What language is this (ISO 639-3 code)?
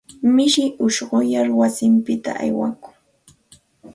qxt